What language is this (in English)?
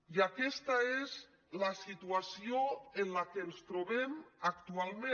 Catalan